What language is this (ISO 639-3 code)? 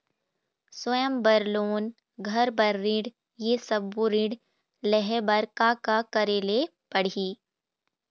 hne